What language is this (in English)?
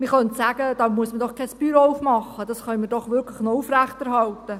Swiss German